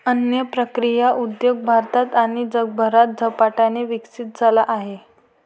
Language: Marathi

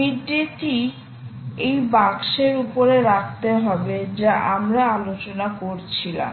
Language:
Bangla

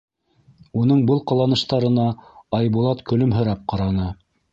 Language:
Bashkir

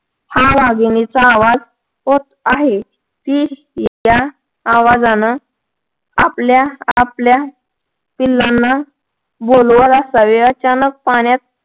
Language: Marathi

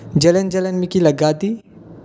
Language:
Dogri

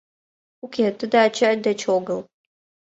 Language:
Mari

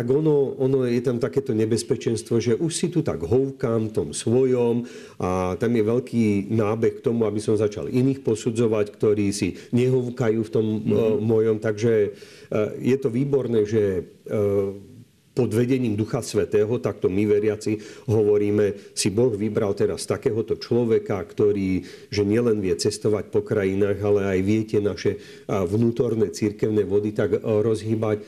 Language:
Slovak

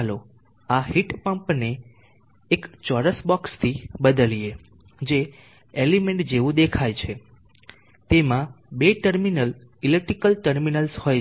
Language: Gujarati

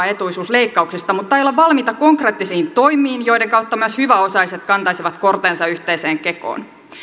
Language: Finnish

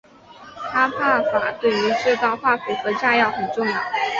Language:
Chinese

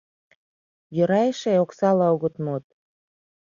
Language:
Mari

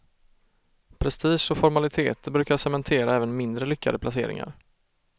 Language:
Swedish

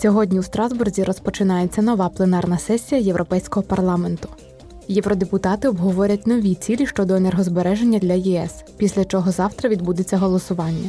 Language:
Ukrainian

